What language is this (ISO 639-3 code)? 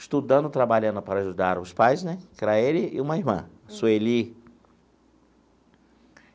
por